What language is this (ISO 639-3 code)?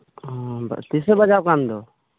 sat